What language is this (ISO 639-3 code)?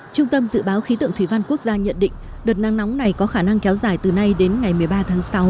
vie